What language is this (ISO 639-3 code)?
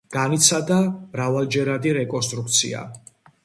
kat